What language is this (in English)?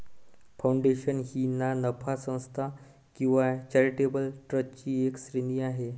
Marathi